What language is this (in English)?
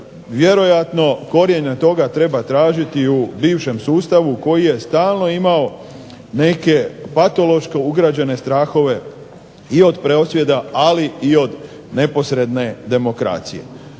Croatian